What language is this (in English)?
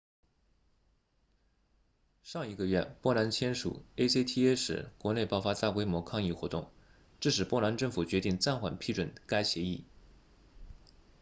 Chinese